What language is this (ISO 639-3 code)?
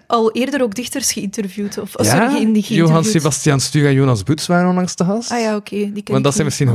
nld